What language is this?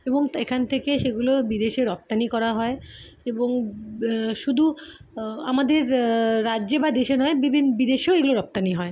Bangla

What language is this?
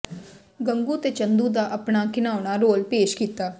Punjabi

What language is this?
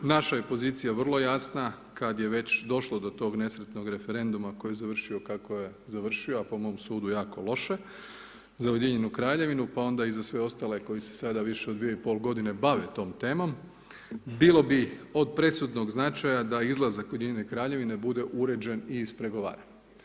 Croatian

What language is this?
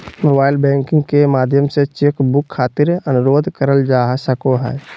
Magahi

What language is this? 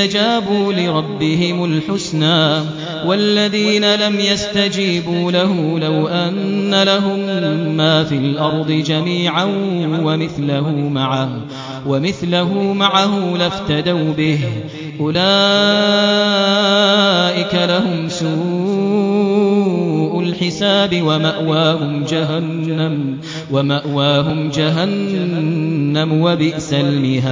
Arabic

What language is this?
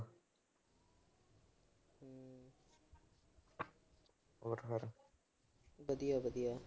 Punjabi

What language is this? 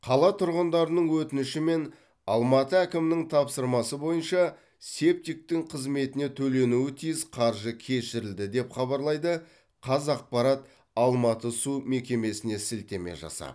Kazakh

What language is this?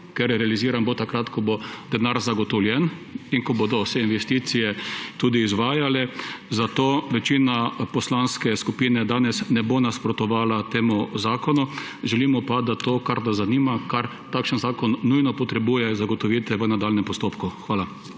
Slovenian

